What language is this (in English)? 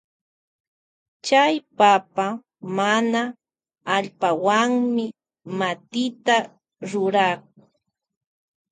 Loja Highland Quichua